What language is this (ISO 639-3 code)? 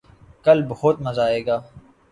urd